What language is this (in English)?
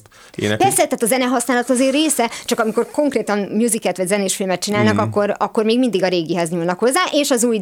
Hungarian